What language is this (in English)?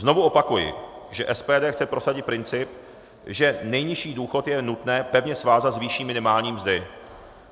Czech